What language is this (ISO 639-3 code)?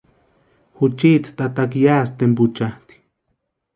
pua